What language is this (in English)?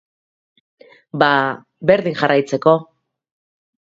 Basque